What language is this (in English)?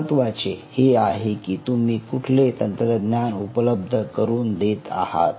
Marathi